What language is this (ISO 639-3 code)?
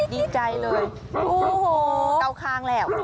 tha